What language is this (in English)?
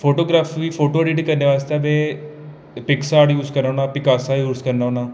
Dogri